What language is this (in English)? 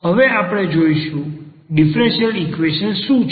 Gujarati